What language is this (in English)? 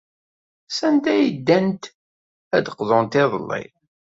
Kabyle